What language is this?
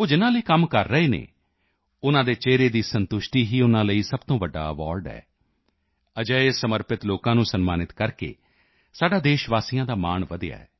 Punjabi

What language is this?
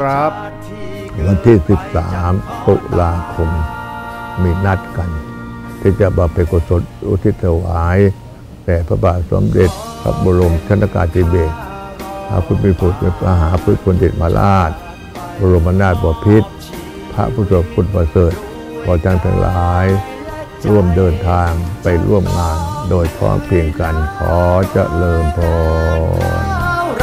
Thai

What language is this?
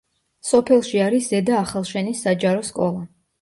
Georgian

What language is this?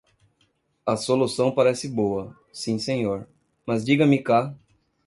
Portuguese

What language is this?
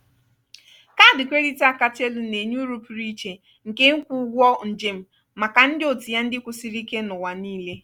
Igbo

